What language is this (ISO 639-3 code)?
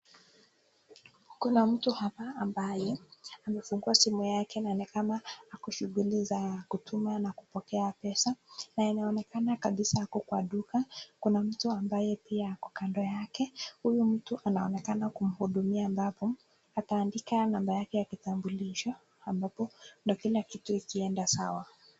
swa